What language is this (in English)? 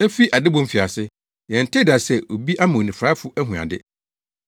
Akan